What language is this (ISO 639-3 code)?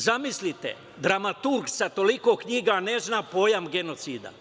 srp